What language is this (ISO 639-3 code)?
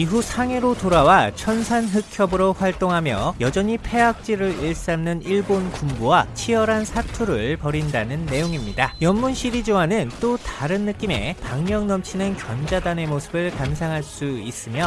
kor